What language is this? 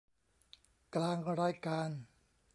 Thai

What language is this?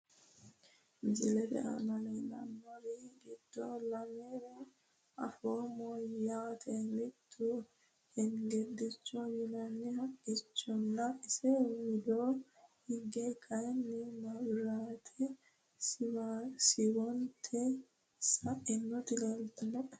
Sidamo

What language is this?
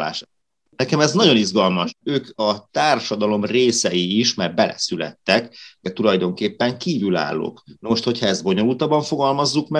Hungarian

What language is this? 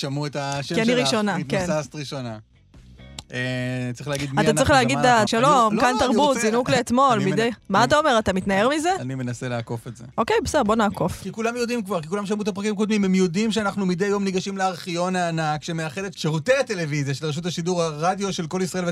Hebrew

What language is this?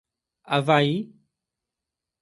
Portuguese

